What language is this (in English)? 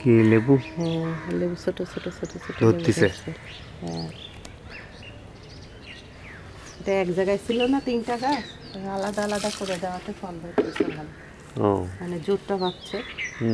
Romanian